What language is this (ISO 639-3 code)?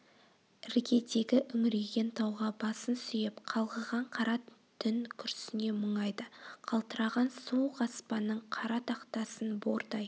kaz